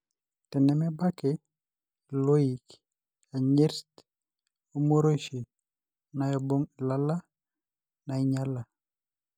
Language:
Masai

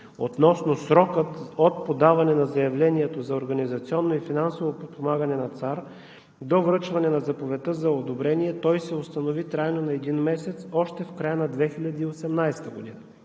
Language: Bulgarian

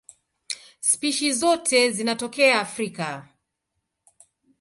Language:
Swahili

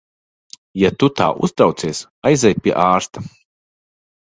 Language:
Latvian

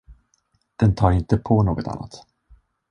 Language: Swedish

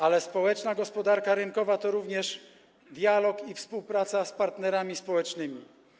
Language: Polish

